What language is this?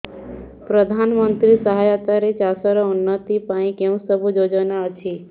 Odia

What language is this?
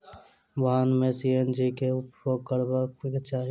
Maithili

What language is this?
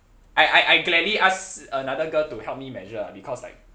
English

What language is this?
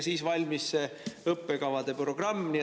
Estonian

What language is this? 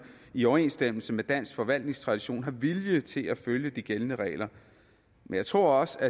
Danish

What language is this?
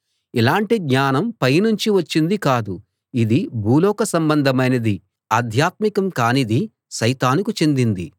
Telugu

